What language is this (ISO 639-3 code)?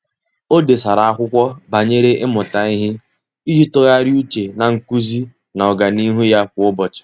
ibo